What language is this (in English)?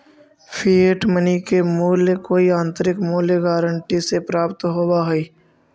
Magahi